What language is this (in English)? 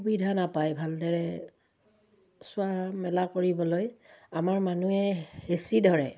Assamese